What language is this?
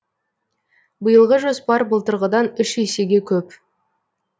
Kazakh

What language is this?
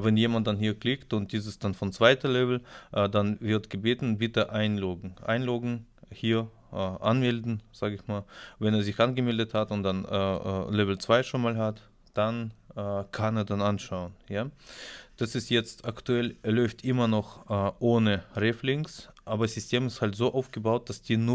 German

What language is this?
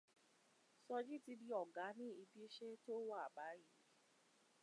Yoruba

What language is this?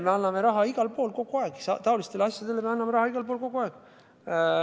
Estonian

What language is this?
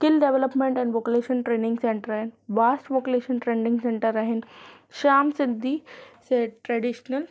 Sindhi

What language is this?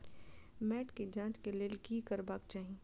Maithili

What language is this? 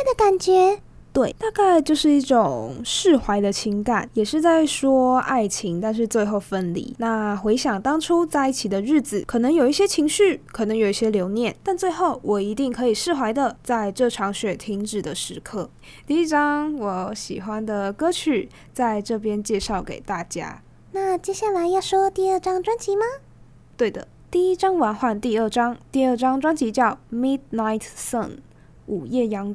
Chinese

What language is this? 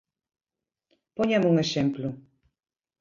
Galician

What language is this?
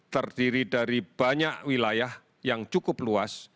Indonesian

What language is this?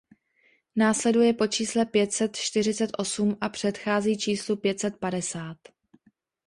Czech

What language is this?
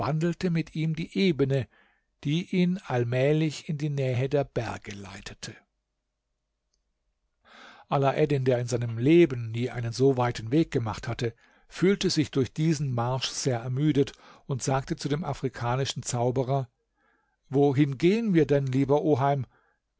German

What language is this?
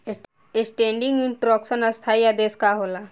Bhojpuri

